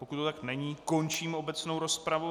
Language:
Czech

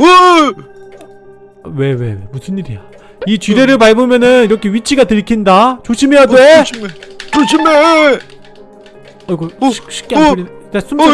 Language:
Korean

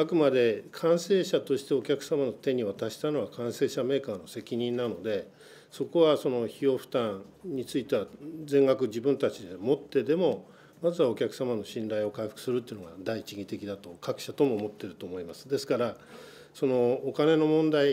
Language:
Japanese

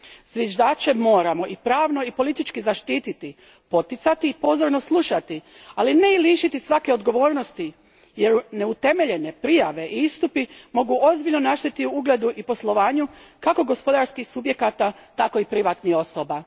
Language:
Croatian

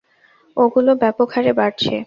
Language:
Bangla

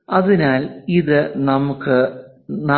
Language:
Malayalam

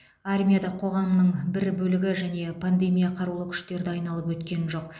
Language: Kazakh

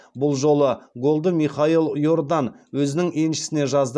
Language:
Kazakh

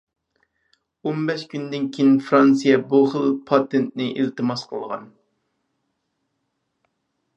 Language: Uyghur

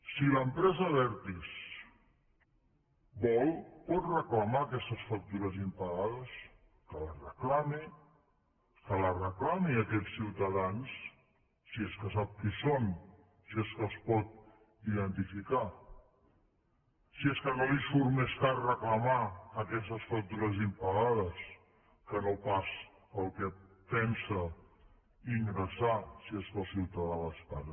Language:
Catalan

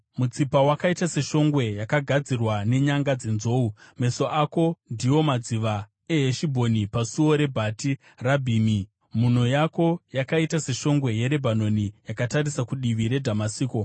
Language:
Shona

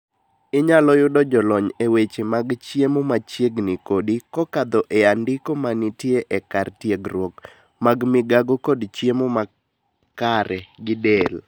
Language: Luo (Kenya and Tanzania)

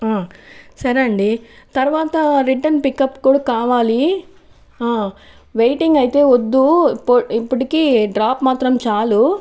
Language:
Telugu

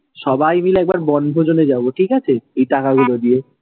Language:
Bangla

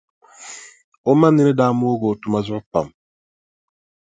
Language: Dagbani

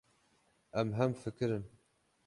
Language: Kurdish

